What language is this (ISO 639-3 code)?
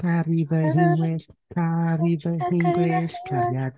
cym